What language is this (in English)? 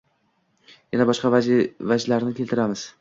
Uzbek